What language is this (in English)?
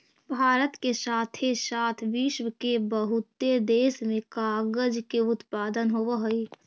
Magahi